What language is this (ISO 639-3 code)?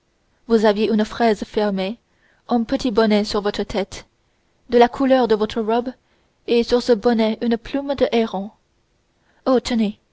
fra